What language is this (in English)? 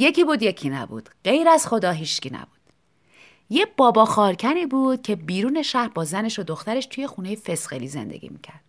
Persian